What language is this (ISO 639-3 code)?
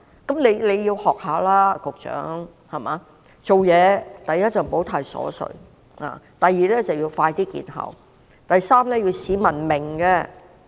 yue